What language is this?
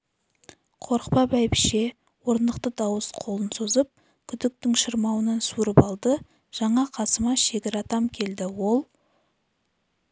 Kazakh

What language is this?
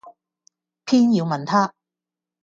Cantonese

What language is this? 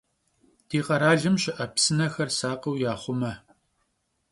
Kabardian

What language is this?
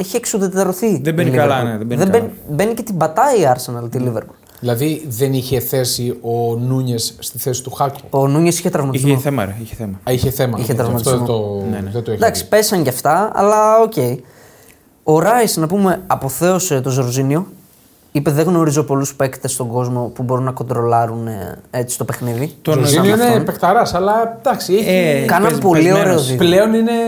Greek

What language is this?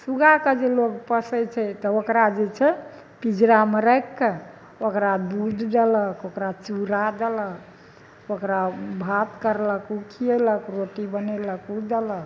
Maithili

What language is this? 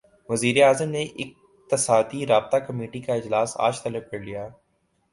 Urdu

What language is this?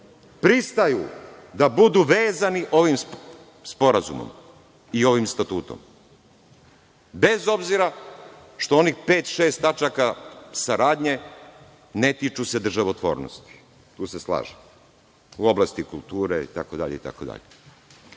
Serbian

